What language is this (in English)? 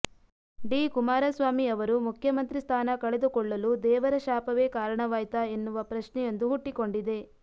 Kannada